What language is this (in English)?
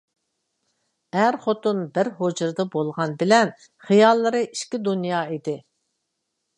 Uyghur